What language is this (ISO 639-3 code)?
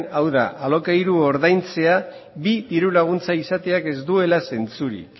eus